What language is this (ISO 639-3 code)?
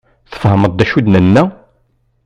kab